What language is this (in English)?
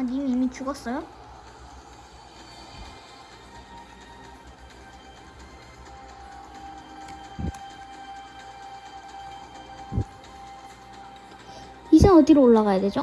Korean